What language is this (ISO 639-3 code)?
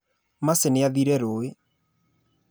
kik